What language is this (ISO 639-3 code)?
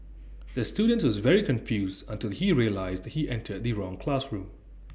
eng